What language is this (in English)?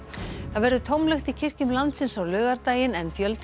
Icelandic